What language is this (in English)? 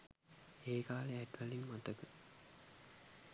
Sinhala